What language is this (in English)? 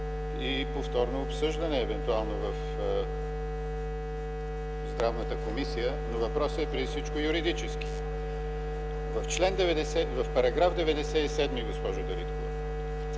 Bulgarian